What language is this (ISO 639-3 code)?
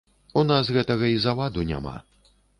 bel